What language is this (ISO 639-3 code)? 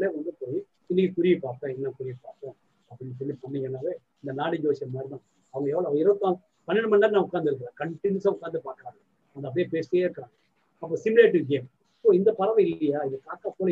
tam